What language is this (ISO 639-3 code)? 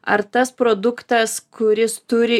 lit